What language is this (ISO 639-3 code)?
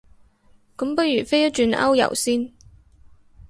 yue